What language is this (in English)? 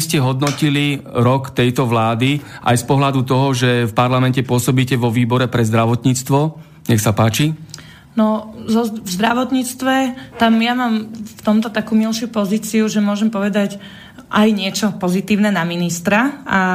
Slovak